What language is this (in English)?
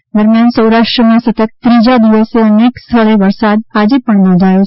Gujarati